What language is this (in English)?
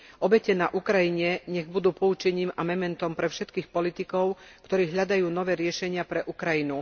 Slovak